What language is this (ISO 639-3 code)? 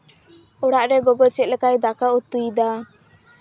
sat